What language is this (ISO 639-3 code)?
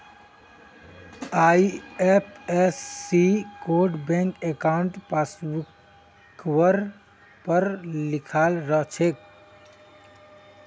mag